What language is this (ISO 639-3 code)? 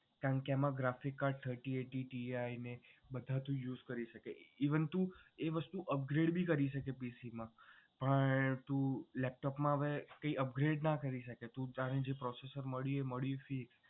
guj